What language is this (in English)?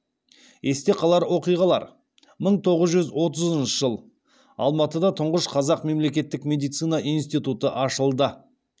Kazakh